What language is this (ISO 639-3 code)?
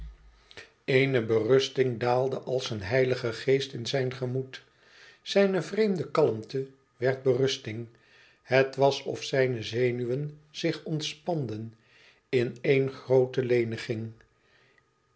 nld